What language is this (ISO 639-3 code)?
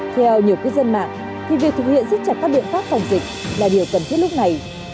vie